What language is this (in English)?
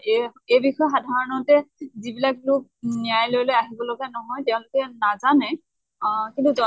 Assamese